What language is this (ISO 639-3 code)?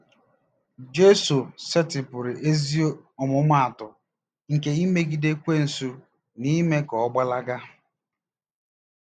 ibo